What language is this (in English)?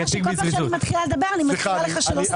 Hebrew